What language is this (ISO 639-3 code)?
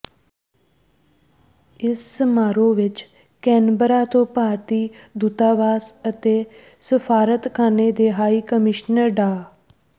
pan